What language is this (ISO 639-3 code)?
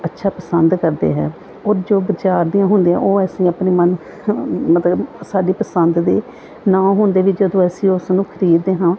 pan